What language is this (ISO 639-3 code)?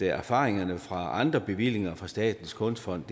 dan